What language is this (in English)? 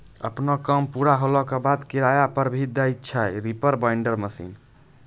Maithili